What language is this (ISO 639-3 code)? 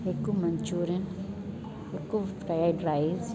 snd